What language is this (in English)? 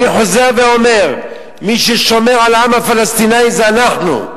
Hebrew